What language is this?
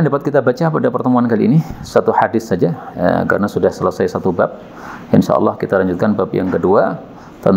Indonesian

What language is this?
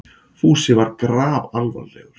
Icelandic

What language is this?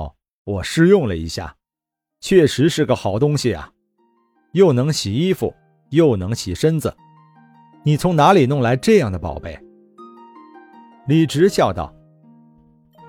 Chinese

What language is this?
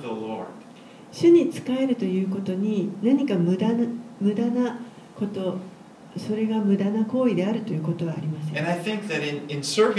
Japanese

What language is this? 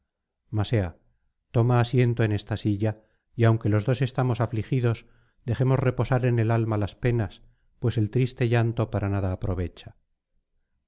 Spanish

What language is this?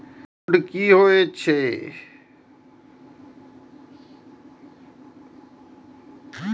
Maithili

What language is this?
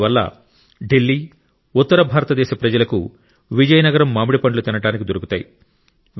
Telugu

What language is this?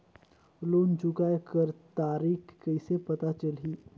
Chhattisgarhi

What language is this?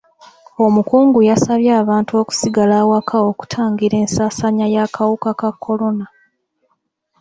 Ganda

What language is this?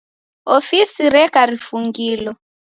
Taita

